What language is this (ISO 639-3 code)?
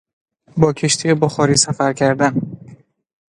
fas